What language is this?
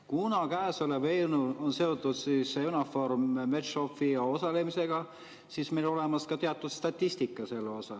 Estonian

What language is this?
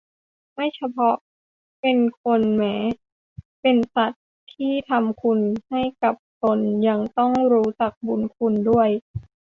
Thai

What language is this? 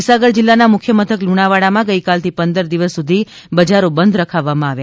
Gujarati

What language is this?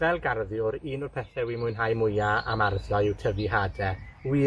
Welsh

